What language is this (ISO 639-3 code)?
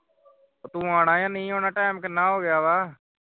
pan